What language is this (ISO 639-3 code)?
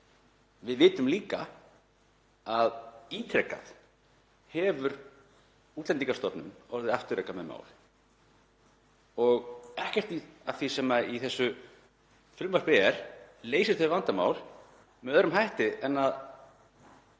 isl